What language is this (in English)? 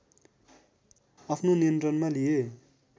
Nepali